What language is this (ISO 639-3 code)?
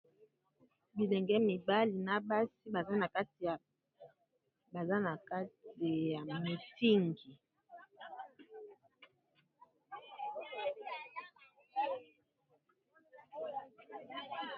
lin